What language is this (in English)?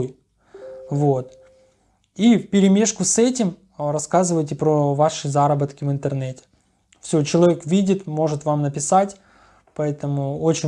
Russian